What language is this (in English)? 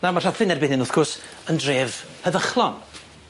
Welsh